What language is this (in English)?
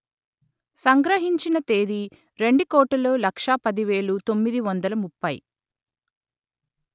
Telugu